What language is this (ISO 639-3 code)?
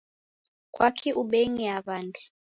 dav